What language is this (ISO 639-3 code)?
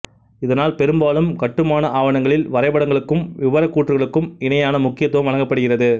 tam